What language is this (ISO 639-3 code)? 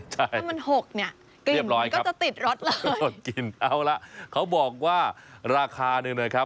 tha